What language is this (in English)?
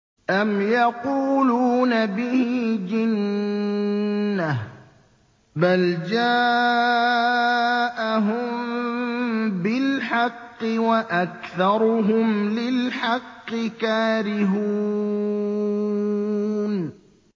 Arabic